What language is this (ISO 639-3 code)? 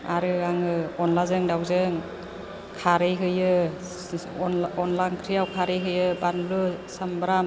brx